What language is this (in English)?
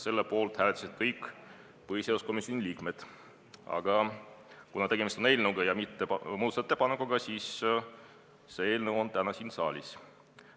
Estonian